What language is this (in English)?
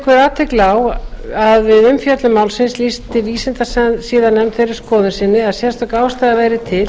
Icelandic